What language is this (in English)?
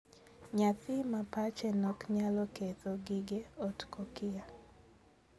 Luo (Kenya and Tanzania)